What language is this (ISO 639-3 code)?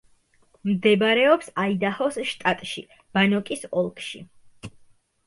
kat